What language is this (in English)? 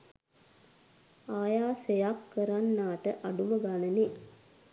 Sinhala